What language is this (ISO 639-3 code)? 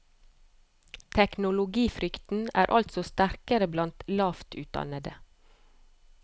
nor